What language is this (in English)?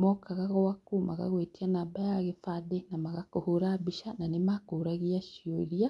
Kikuyu